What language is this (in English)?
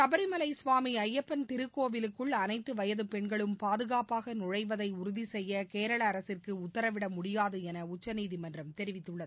Tamil